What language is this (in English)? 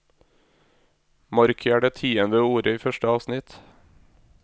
Norwegian